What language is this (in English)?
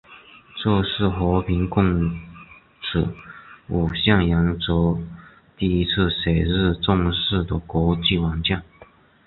Chinese